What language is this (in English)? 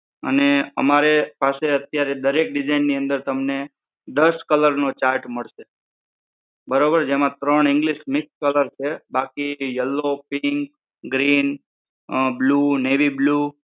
Gujarati